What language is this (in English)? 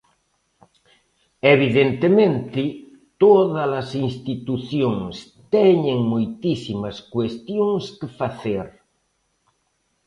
Galician